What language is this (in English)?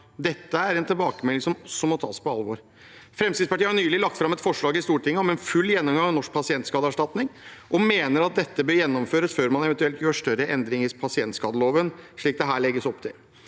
Norwegian